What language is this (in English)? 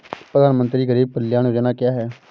Hindi